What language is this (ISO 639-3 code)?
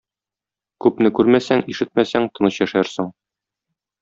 tat